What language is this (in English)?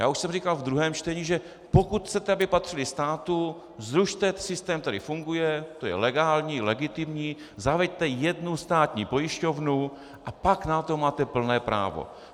Czech